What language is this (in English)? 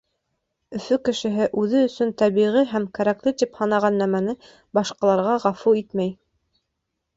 Bashkir